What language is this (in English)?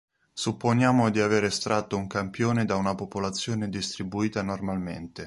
Italian